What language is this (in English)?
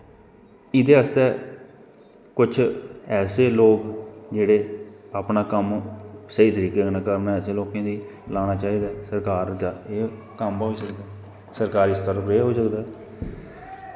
Dogri